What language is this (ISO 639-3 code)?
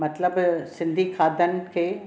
snd